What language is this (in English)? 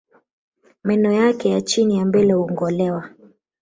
Swahili